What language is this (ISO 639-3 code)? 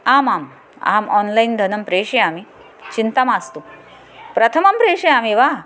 san